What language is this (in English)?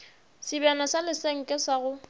Northern Sotho